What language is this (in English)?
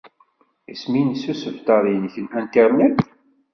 Kabyle